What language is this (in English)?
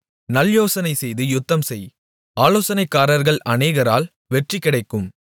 Tamil